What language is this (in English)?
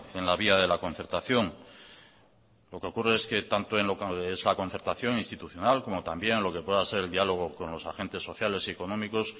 Spanish